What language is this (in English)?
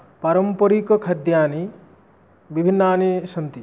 Sanskrit